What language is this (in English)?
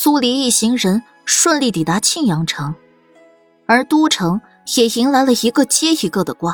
Chinese